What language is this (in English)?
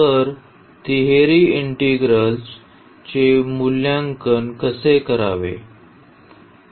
Marathi